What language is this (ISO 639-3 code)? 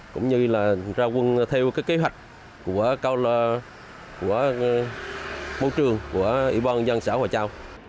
vie